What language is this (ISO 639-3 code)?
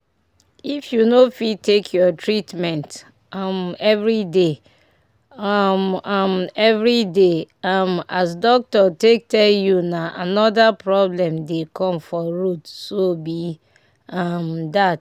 pcm